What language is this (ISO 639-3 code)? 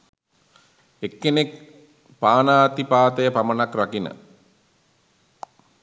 sin